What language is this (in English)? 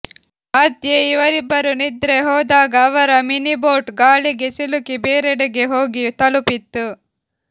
Kannada